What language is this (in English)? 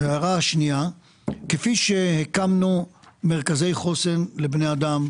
Hebrew